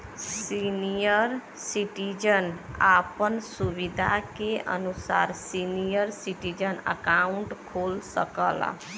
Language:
Bhojpuri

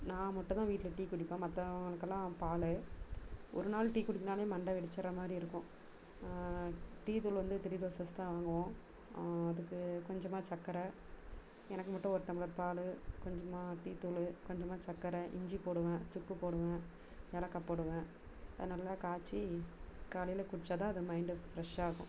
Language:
Tamil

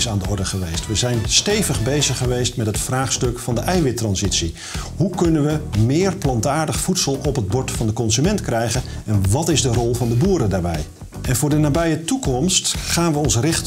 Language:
Dutch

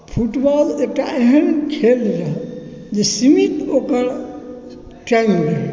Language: Maithili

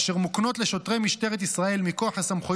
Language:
Hebrew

